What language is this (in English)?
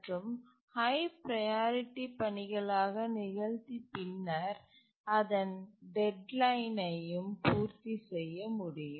Tamil